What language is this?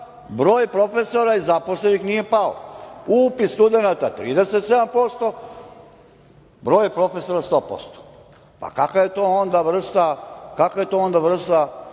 Serbian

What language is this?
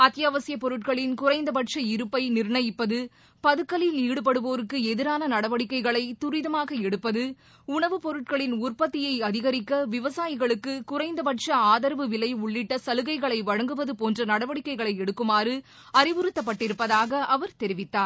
Tamil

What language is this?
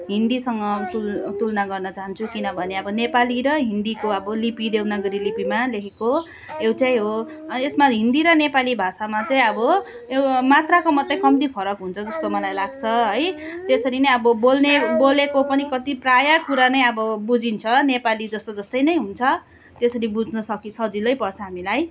Nepali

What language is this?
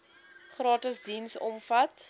Afrikaans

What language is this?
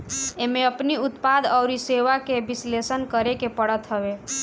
Bhojpuri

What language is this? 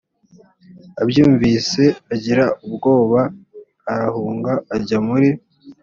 Kinyarwanda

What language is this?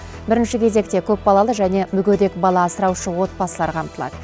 Kazakh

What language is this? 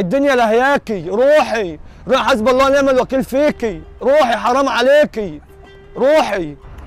Arabic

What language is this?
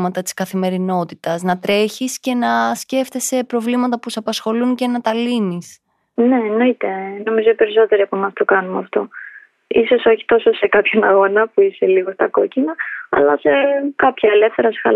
Greek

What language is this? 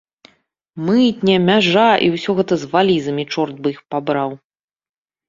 Belarusian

